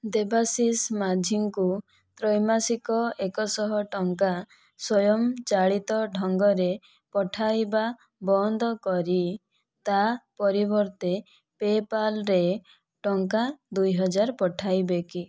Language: Odia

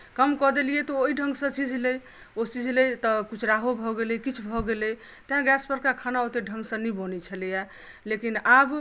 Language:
Maithili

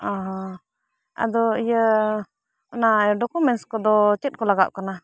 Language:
Santali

